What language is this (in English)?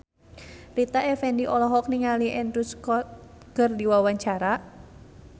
Sundanese